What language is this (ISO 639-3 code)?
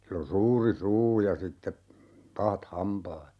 fin